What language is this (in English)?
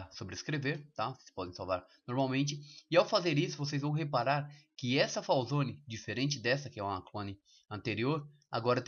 Portuguese